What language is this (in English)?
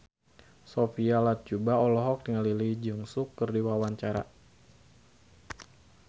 Sundanese